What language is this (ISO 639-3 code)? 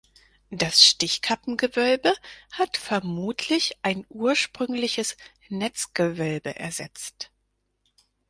deu